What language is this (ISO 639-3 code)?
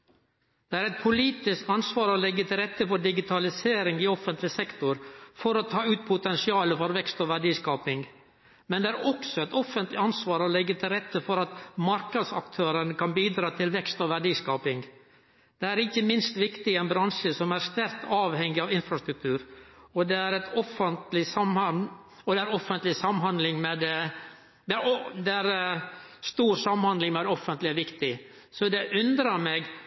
nno